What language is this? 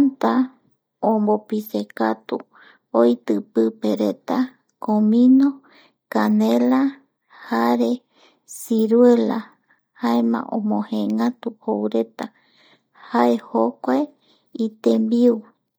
Eastern Bolivian Guaraní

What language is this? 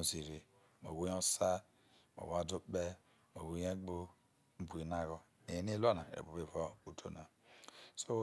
Isoko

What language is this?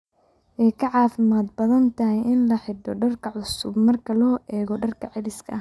Somali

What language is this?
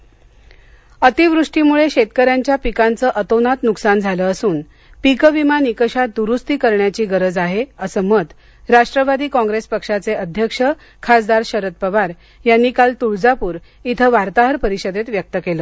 Marathi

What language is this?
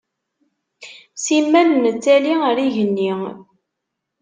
Kabyle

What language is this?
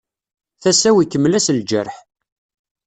Kabyle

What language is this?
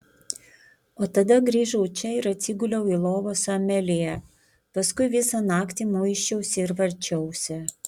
Lithuanian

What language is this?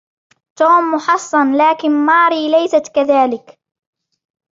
Arabic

